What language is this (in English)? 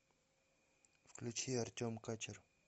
Russian